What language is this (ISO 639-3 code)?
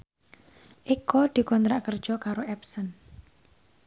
jav